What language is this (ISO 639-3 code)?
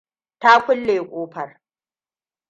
hau